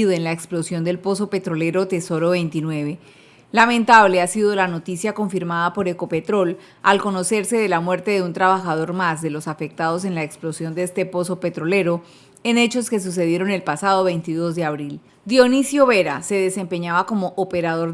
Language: Spanish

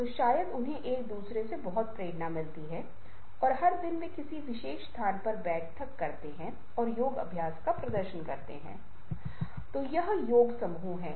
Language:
Hindi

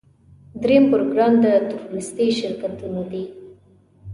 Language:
Pashto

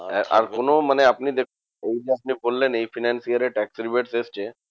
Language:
Bangla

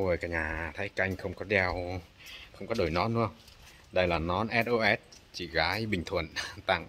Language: Vietnamese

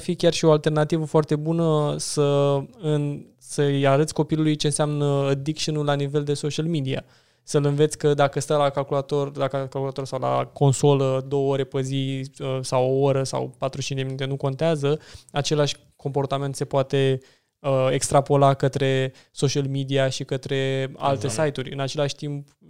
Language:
Romanian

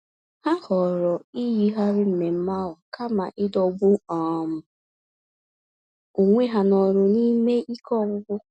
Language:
Igbo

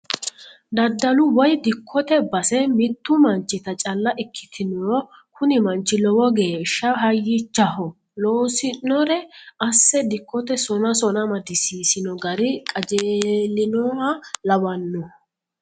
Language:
Sidamo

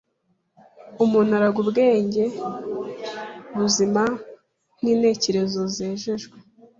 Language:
Kinyarwanda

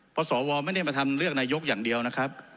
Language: Thai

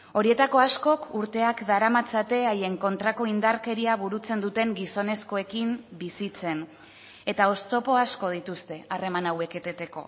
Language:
Basque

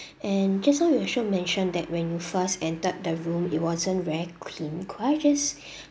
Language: English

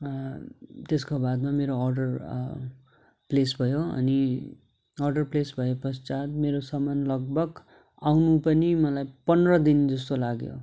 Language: Nepali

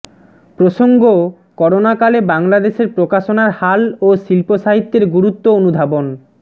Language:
Bangla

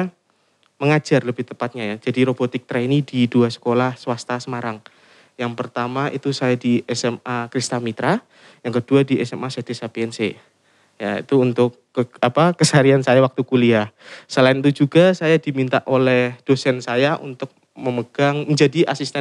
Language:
Indonesian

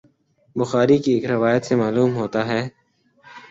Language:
Urdu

